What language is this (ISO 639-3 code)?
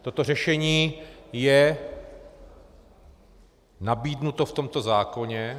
ces